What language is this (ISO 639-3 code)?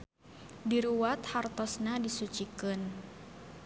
sun